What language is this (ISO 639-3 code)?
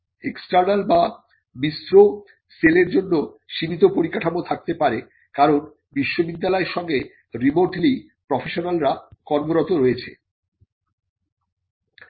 ben